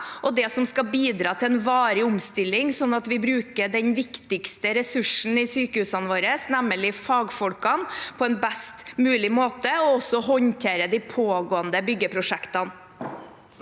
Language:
Norwegian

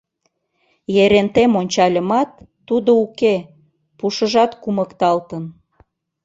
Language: Mari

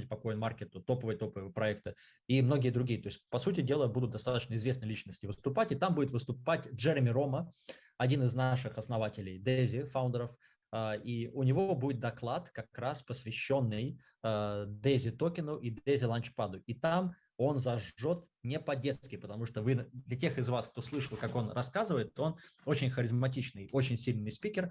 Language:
Russian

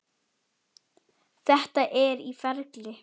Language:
Icelandic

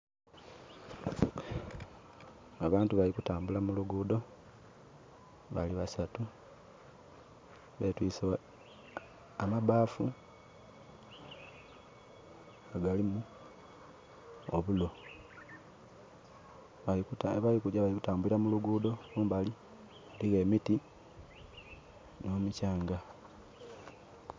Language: Soga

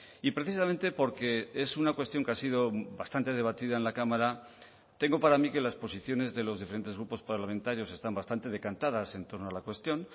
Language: Spanish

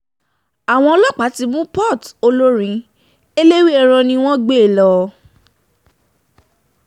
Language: Yoruba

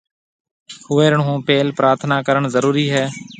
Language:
Marwari (Pakistan)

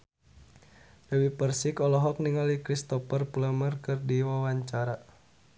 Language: Sundanese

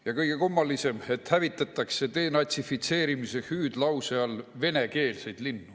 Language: Estonian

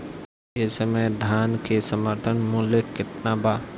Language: Bhojpuri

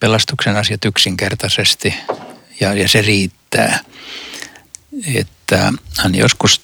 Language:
Finnish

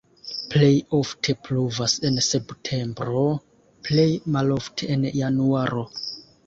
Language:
Esperanto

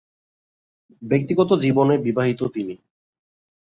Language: Bangla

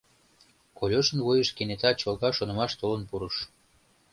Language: Mari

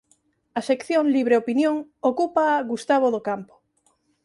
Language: Galician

